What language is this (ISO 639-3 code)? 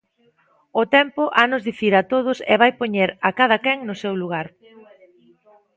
glg